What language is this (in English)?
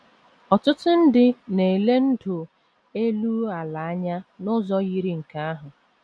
Igbo